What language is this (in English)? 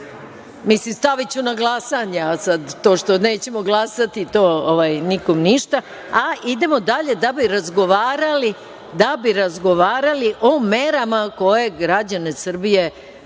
Serbian